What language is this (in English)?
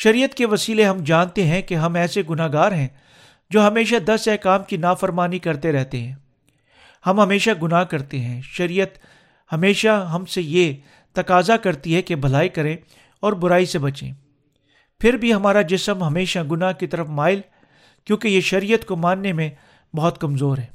Urdu